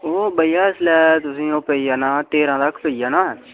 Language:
Dogri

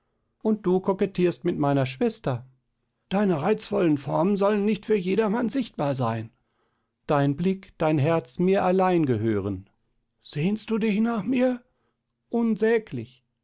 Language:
German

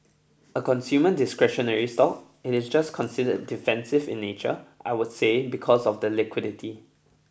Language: English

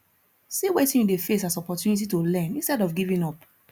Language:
Nigerian Pidgin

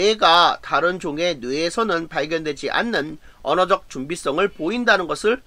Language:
Korean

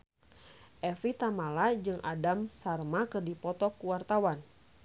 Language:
Sundanese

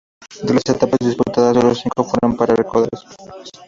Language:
Spanish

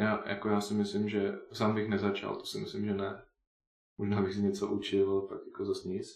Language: Czech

